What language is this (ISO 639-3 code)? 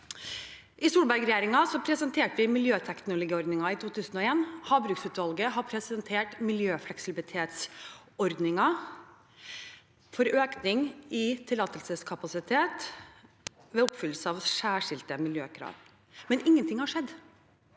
nor